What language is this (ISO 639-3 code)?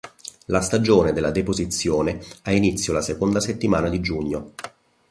ita